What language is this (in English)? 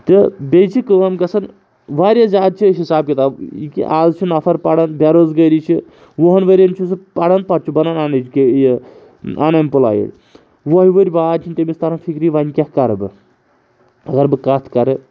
Kashmiri